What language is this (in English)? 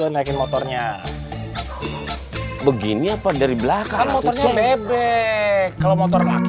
Indonesian